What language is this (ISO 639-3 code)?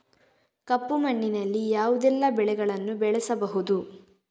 kan